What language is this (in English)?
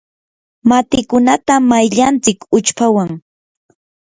Yanahuanca Pasco Quechua